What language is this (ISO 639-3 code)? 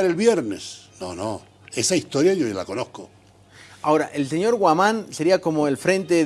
spa